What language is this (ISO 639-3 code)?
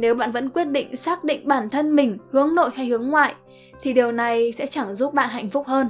vie